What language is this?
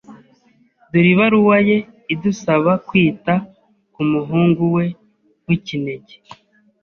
Kinyarwanda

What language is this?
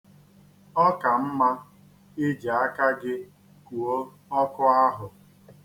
Igbo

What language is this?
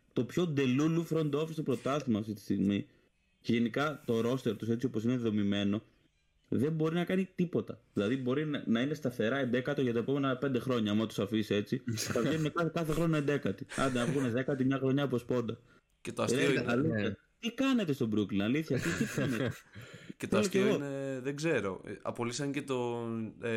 Greek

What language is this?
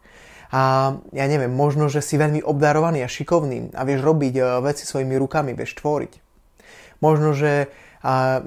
Slovak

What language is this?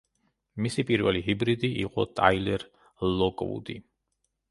Georgian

